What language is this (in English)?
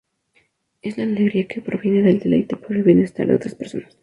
Spanish